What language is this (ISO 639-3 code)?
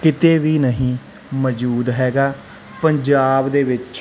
pan